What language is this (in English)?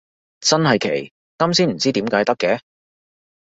Cantonese